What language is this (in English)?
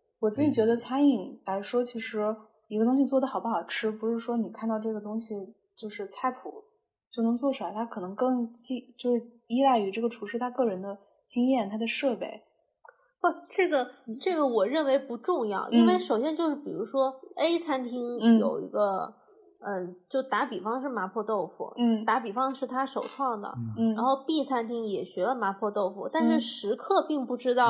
Chinese